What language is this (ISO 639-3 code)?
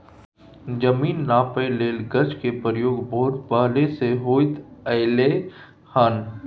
mai